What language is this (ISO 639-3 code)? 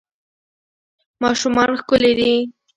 pus